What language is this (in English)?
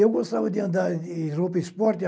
Portuguese